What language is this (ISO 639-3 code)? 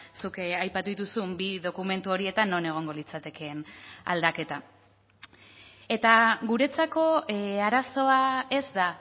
eus